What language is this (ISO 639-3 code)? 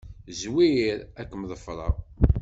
kab